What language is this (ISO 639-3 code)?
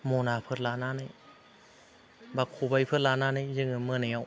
brx